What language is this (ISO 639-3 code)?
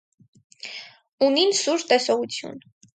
hye